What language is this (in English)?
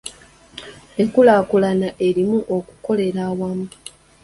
Ganda